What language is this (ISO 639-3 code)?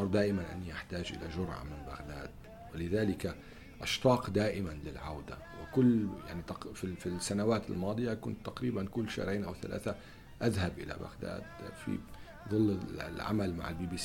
ara